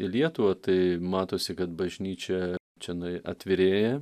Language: Lithuanian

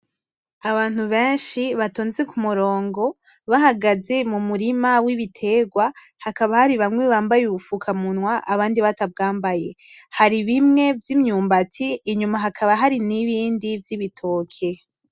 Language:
Rundi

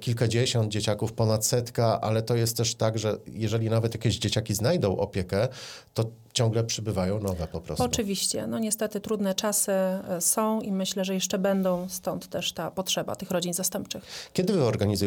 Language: Polish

